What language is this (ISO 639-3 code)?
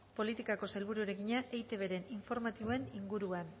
eus